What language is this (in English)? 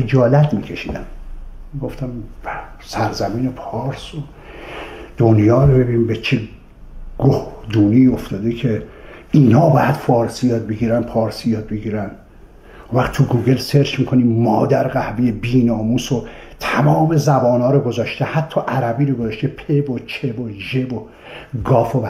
Persian